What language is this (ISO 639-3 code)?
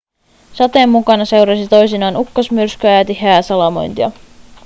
fin